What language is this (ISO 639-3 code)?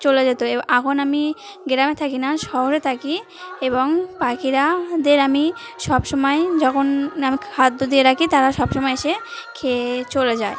ben